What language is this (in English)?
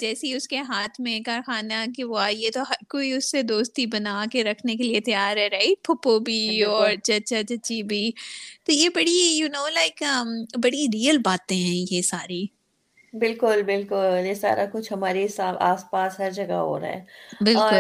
Urdu